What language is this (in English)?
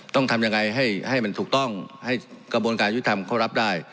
Thai